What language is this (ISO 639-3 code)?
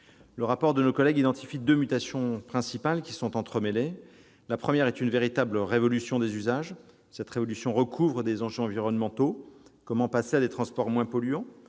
fra